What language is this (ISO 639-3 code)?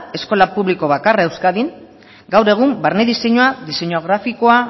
eus